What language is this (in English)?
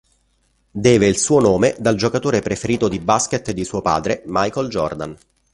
Italian